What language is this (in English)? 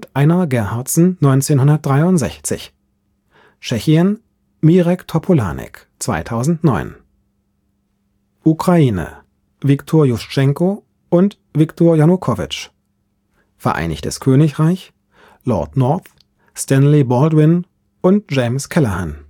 German